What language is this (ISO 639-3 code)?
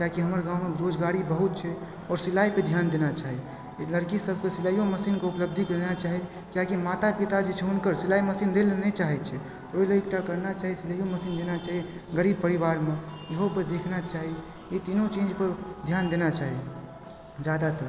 mai